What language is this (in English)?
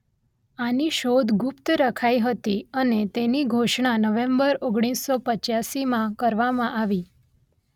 Gujarati